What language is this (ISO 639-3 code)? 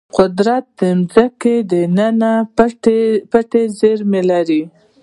pus